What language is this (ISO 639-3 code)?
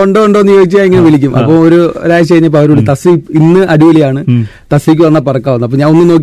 mal